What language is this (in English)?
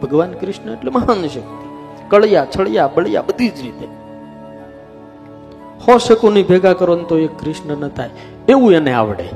Gujarati